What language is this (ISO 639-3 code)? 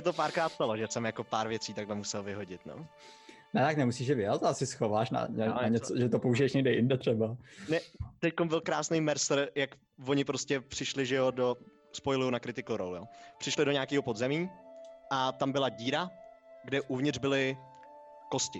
ces